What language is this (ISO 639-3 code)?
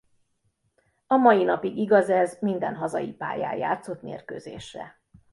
hun